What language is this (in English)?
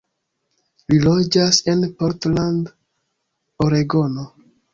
Esperanto